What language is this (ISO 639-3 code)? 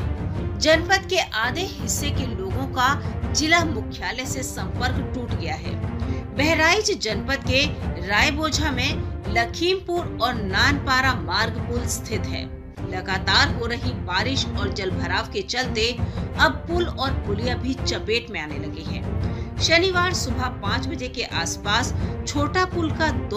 hin